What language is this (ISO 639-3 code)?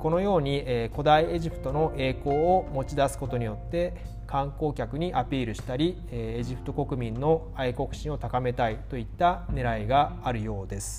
jpn